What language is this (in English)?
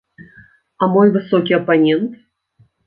Belarusian